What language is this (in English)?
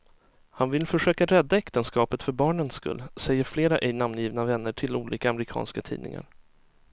Swedish